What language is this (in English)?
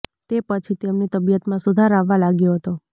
Gujarati